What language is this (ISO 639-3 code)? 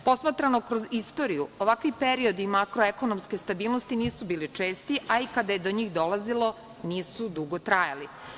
srp